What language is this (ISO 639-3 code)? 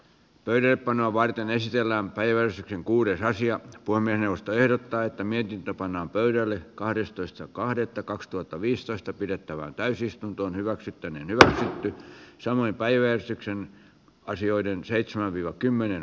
fin